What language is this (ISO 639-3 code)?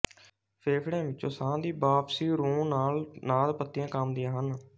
pan